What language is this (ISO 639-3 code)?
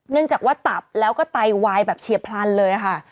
tha